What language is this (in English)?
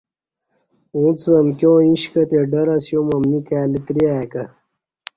Kati